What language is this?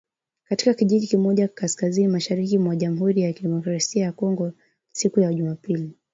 Swahili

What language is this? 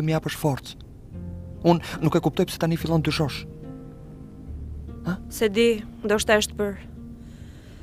Dutch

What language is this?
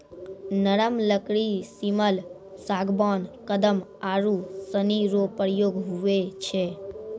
Maithili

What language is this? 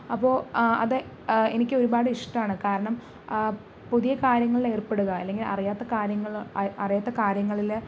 Malayalam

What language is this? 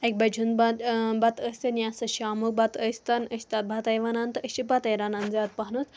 Kashmiri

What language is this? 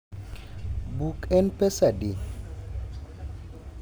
Luo (Kenya and Tanzania)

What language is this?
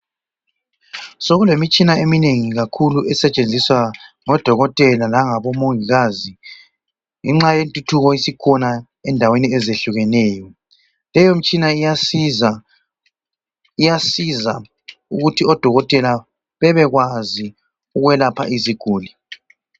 North Ndebele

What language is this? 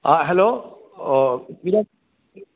Konkani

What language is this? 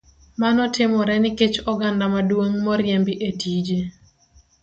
Luo (Kenya and Tanzania)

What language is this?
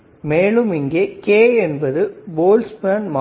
Tamil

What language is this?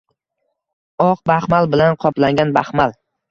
Uzbek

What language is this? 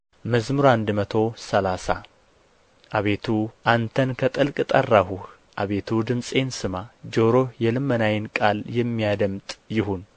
Amharic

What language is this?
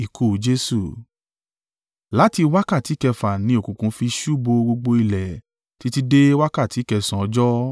Yoruba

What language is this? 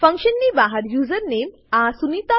Gujarati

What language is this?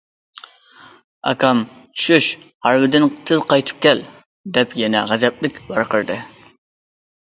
Uyghur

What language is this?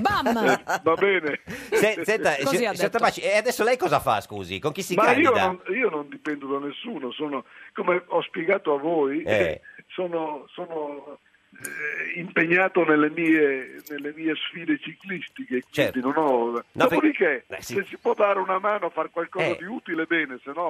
Italian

